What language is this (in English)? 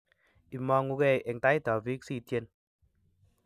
Kalenjin